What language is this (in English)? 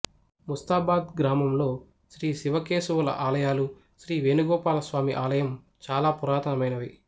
Telugu